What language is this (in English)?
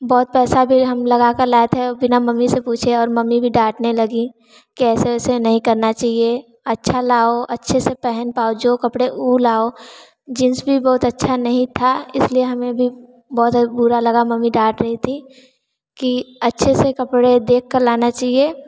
Hindi